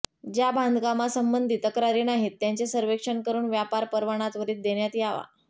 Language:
Marathi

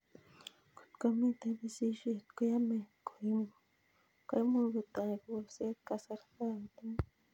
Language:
Kalenjin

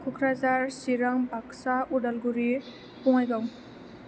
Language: Bodo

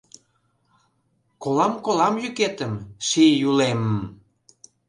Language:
Mari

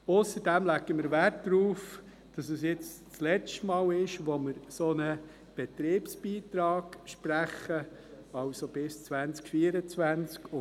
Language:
Swiss German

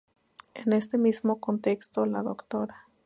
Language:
Spanish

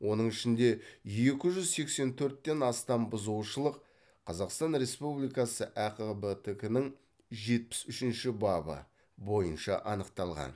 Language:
Kazakh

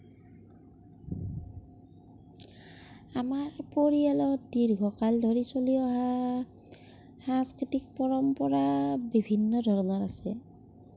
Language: Assamese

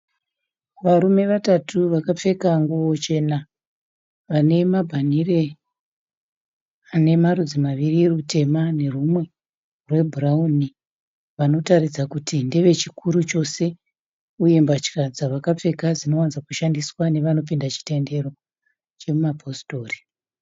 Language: Shona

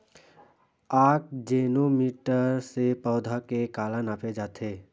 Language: Chhattisgarhi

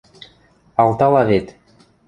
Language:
Western Mari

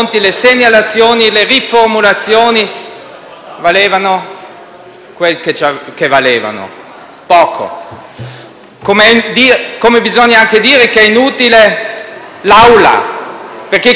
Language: Italian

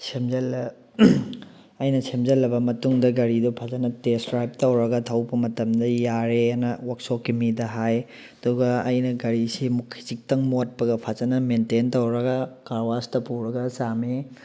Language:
Manipuri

